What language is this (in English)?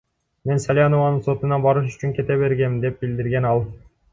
Kyrgyz